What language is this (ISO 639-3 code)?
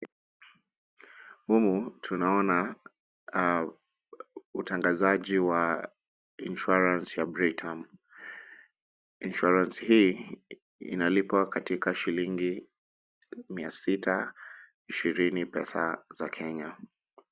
swa